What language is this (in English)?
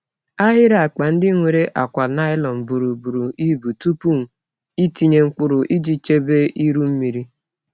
Igbo